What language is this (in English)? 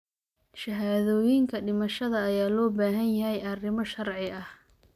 Somali